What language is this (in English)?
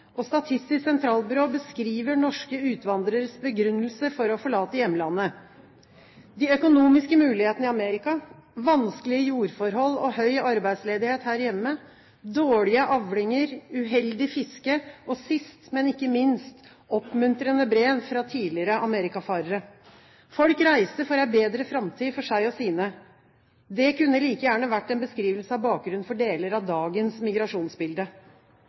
Norwegian Bokmål